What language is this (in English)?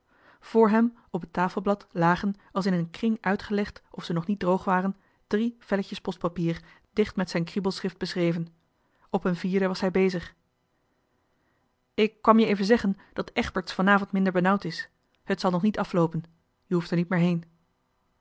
Dutch